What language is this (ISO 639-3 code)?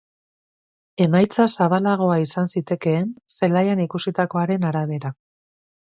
eus